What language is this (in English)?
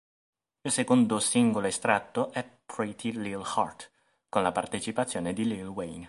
Italian